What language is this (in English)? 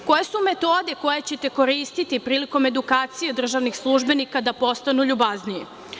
Serbian